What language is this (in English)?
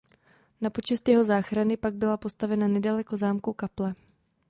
Czech